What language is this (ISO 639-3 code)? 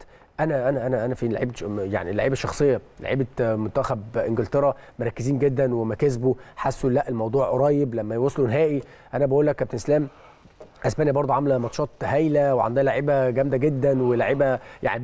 ara